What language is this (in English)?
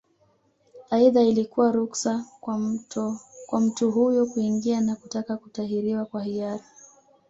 Swahili